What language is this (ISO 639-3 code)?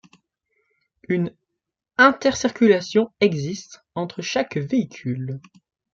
fra